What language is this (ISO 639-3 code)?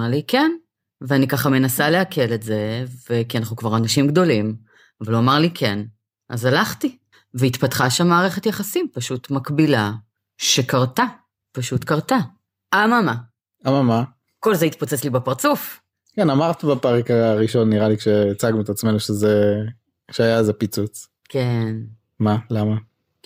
heb